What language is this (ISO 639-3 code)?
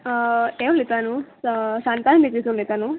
kok